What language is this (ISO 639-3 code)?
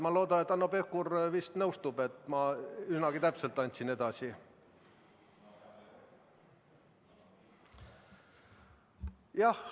est